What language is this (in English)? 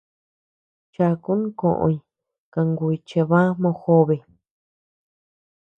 Tepeuxila Cuicatec